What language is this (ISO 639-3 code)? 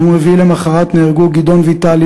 heb